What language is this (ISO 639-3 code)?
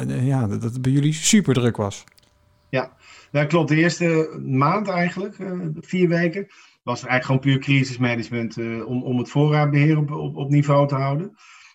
nld